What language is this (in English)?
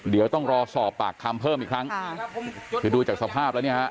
Thai